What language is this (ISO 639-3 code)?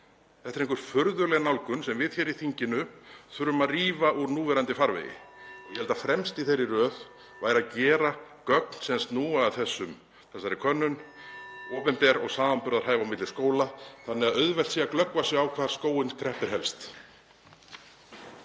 isl